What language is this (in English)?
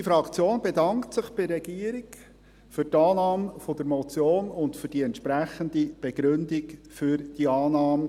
Swiss German